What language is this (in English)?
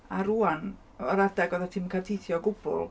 Welsh